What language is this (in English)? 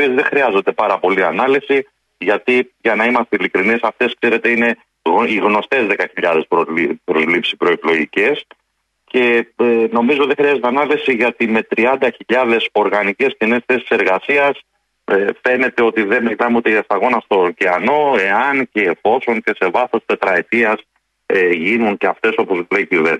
Greek